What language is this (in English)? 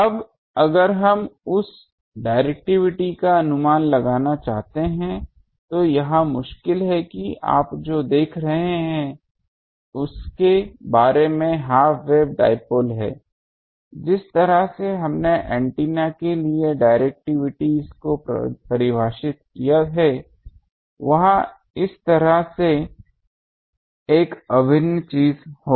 Hindi